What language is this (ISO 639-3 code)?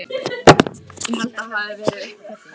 isl